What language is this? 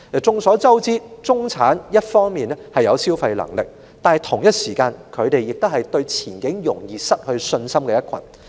Cantonese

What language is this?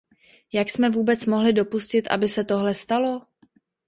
Czech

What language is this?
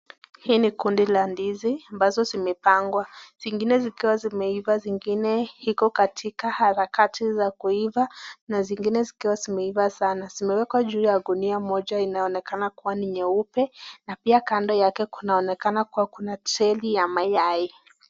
Swahili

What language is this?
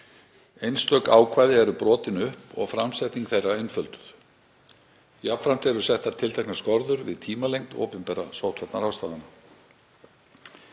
Icelandic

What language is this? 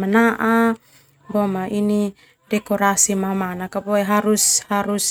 Termanu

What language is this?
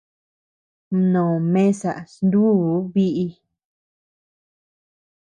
Tepeuxila Cuicatec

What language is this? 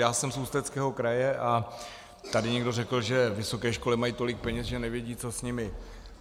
Czech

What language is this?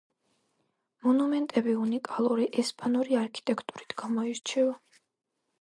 Georgian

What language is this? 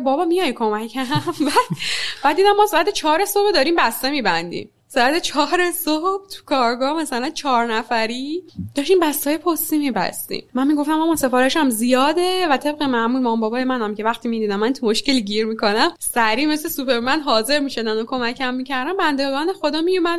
Persian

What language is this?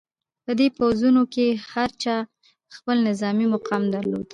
Pashto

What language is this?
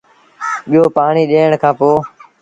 Sindhi Bhil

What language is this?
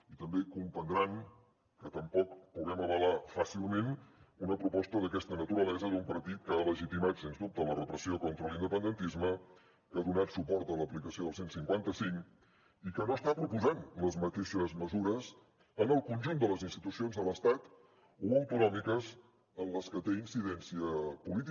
Catalan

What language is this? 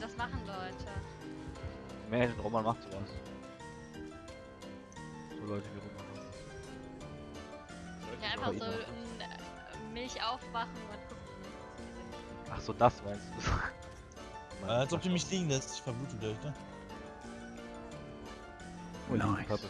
German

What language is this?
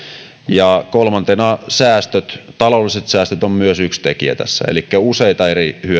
Finnish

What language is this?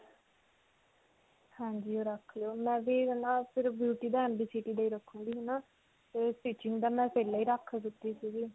Punjabi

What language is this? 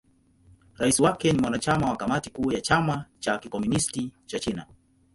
Swahili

